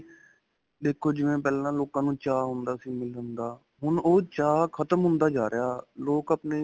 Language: Punjabi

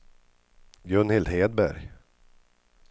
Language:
Swedish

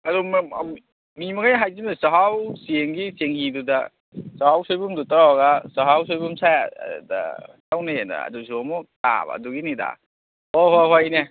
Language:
Manipuri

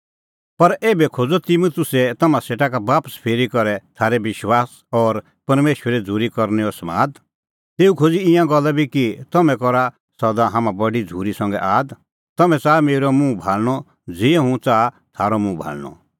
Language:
Kullu Pahari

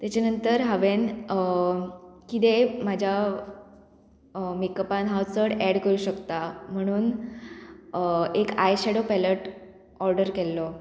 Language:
Konkani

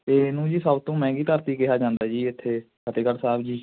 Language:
Punjabi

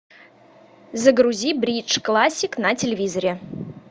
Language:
Russian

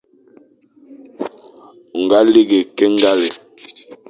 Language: Fang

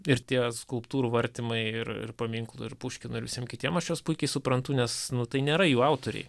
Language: Lithuanian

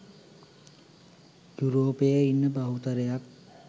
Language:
Sinhala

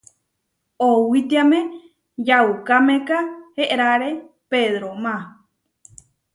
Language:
Huarijio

